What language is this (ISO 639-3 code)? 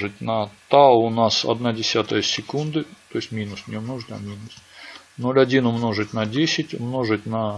rus